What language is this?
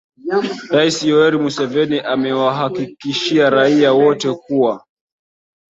Swahili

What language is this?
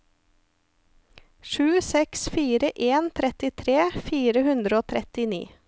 Norwegian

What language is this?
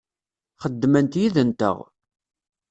Kabyle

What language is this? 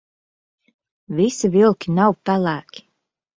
Latvian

